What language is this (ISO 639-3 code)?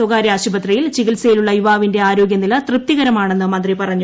mal